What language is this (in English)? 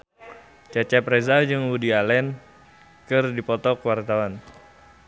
Sundanese